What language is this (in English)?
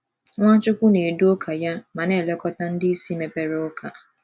Igbo